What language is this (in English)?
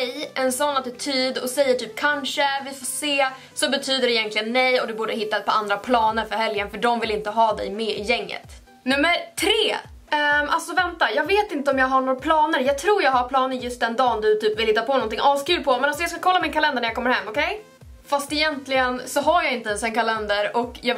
Swedish